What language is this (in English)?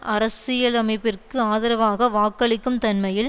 Tamil